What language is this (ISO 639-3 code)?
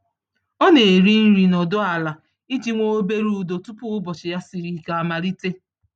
ibo